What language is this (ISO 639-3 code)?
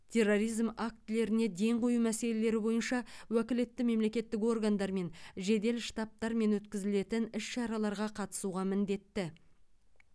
kaz